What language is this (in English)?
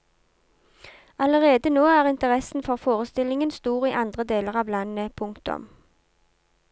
Norwegian